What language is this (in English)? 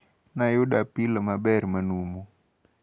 Luo (Kenya and Tanzania)